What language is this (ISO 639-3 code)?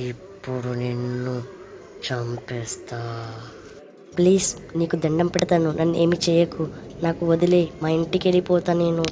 tel